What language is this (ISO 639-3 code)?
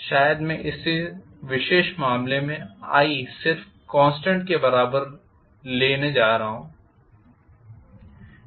hin